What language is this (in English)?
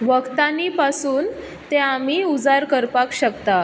Konkani